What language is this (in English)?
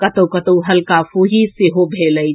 Maithili